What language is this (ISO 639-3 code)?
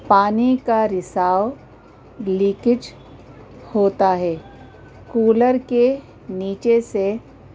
urd